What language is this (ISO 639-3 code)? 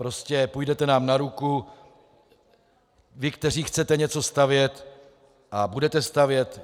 ces